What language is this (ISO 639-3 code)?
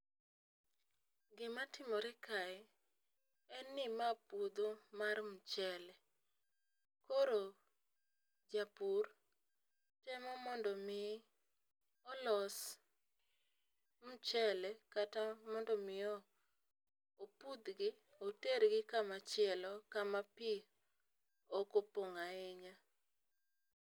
luo